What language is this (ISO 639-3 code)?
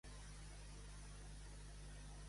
cat